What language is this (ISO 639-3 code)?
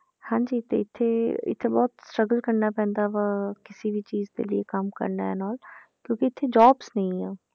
pan